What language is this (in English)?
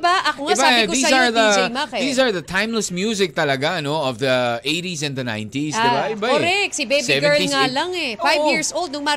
Filipino